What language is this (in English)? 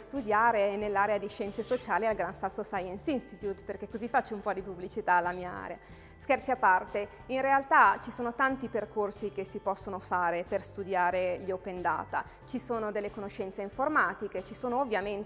Italian